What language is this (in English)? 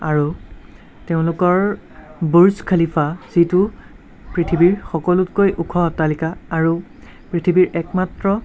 Assamese